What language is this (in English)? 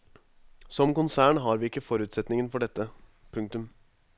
Norwegian